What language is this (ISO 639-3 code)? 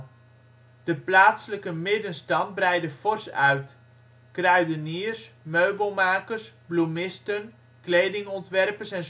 nld